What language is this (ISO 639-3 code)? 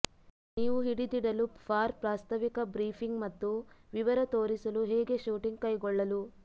kan